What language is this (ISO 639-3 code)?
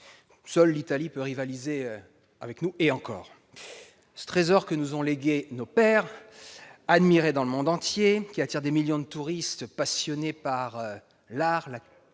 fra